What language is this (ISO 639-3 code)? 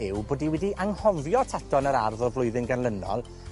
cym